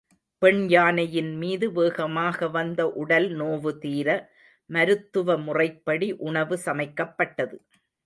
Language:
Tamil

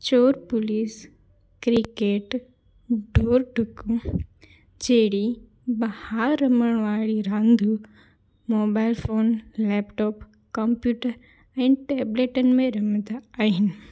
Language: Sindhi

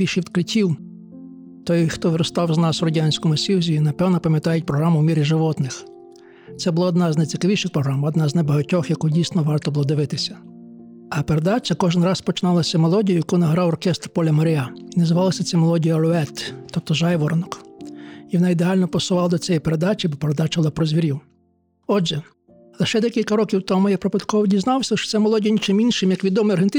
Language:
Ukrainian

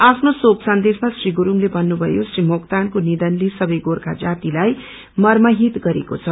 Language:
Nepali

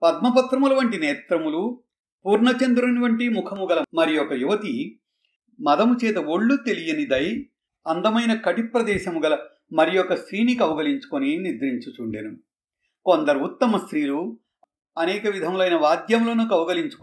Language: Hindi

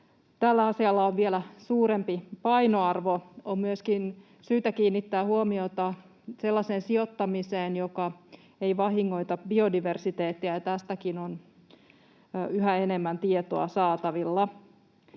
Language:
Finnish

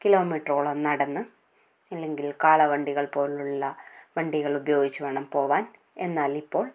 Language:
Malayalam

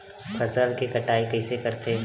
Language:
Chhattisgarhi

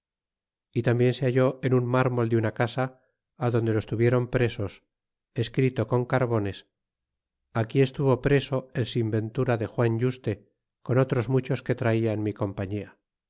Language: Spanish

